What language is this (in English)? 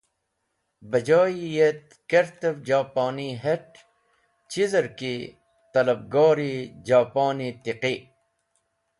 Wakhi